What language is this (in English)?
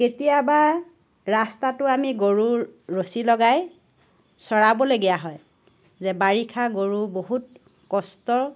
Assamese